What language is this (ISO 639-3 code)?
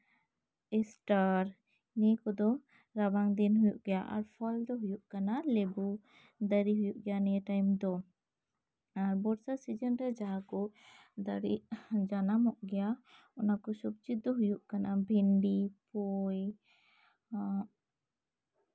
sat